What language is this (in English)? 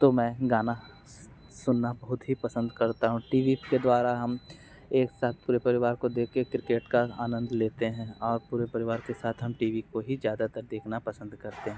Hindi